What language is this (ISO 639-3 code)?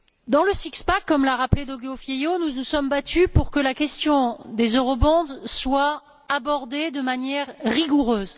fra